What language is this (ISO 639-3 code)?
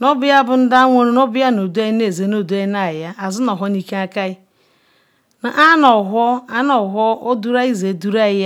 ikw